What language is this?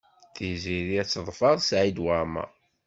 Kabyle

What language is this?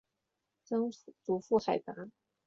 Chinese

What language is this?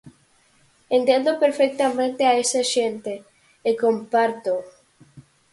Galician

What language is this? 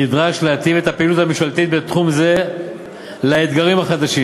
Hebrew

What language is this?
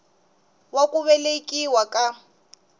Tsonga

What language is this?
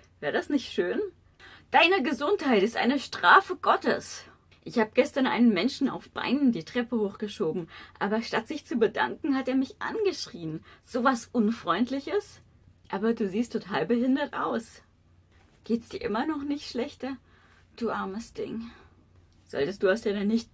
German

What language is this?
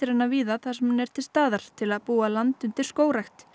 Icelandic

